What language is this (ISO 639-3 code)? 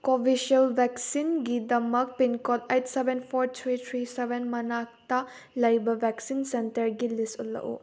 mni